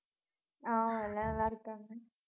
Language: Tamil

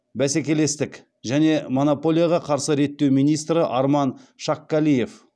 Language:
Kazakh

